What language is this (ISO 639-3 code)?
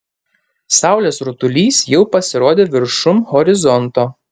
lit